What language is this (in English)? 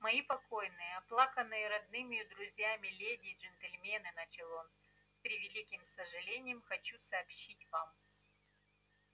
Russian